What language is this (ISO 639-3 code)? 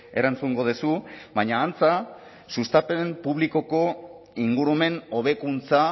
eus